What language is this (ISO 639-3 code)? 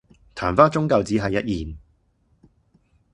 yue